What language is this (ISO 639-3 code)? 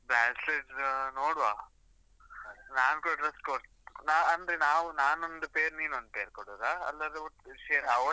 kan